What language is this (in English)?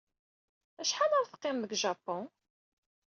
Kabyle